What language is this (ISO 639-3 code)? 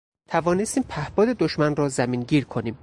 fas